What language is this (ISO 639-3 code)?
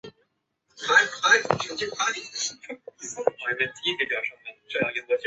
zho